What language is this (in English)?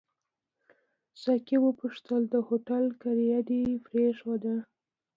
Pashto